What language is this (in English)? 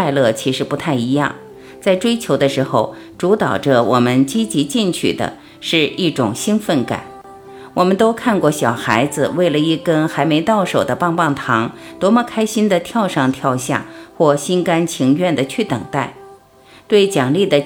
Chinese